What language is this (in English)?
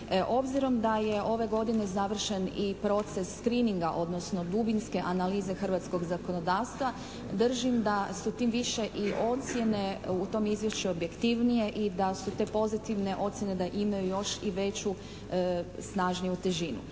Croatian